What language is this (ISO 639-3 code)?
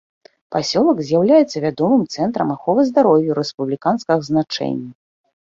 bel